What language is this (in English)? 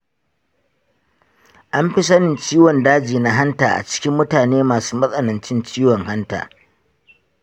Hausa